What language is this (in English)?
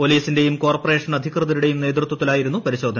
Malayalam